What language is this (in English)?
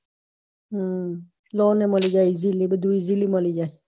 Gujarati